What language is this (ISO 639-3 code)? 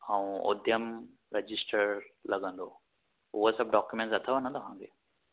snd